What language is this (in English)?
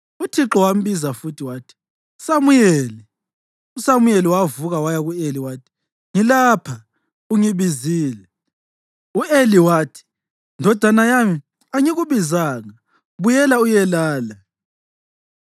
North Ndebele